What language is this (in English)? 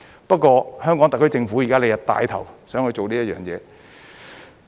Cantonese